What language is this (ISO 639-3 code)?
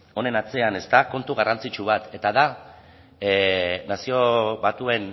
eus